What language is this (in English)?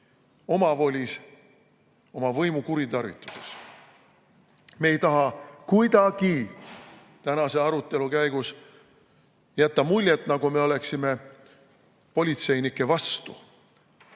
Estonian